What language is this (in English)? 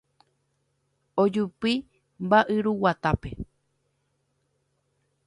Guarani